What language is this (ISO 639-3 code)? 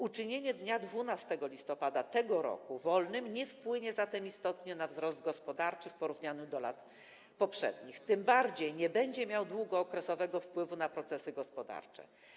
pol